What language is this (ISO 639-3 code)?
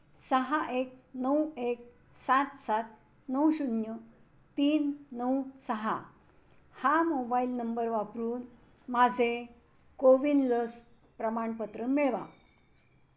mar